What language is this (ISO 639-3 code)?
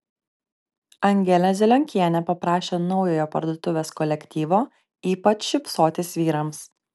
lit